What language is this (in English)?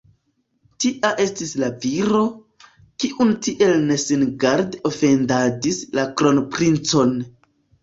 Esperanto